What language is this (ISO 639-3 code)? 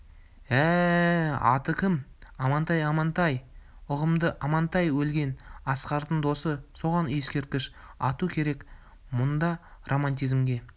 kaz